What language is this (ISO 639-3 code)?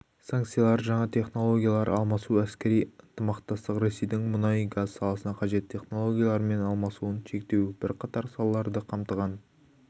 kaz